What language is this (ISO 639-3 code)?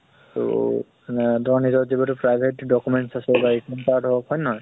asm